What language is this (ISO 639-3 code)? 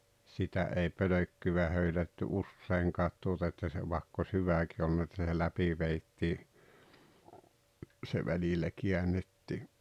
fin